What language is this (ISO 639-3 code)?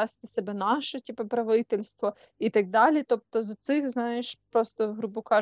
ukr